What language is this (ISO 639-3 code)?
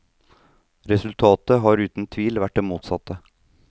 nor